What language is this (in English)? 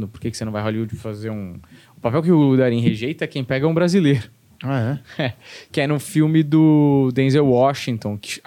Portuguese